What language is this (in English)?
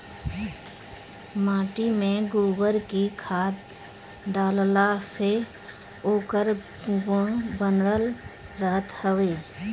Bhojpuri